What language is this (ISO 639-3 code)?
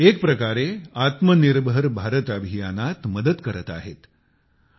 mar